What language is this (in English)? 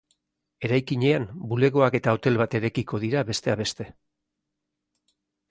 Basque